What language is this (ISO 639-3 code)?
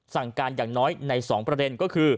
tha